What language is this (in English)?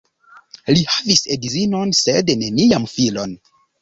Esperanto